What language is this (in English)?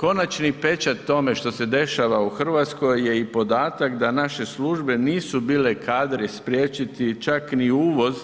Croatian